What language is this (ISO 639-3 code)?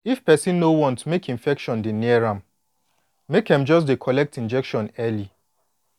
pcm